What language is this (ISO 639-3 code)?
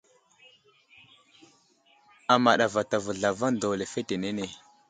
udl